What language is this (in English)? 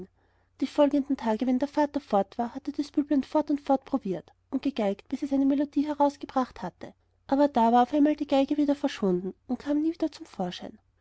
German